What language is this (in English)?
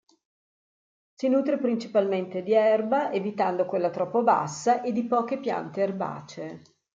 Italian